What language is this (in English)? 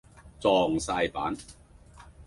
Cantonese